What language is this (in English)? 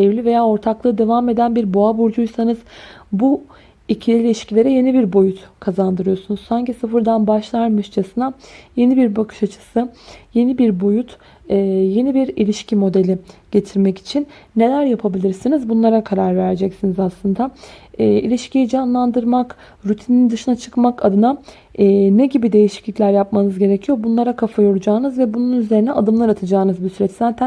Turkish